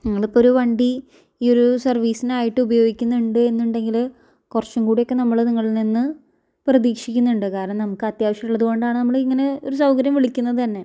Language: Malayalam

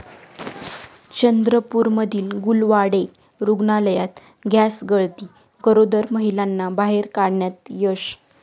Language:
Marathi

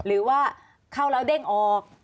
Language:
Thai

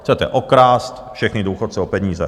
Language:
Czech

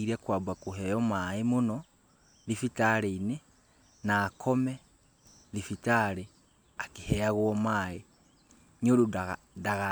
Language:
Kikuyu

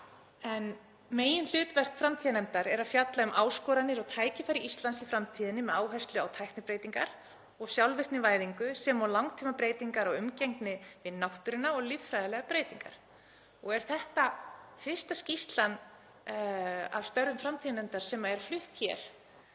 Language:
Icelandic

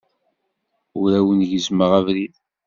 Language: Kabyle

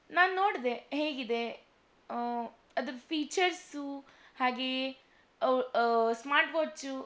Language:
Kannada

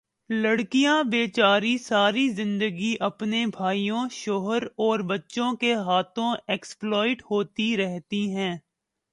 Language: Urdu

